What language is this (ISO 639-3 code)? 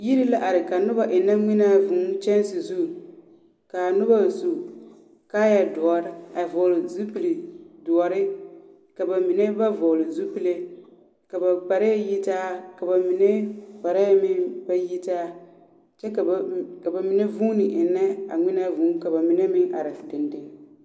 dga